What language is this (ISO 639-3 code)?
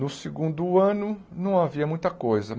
por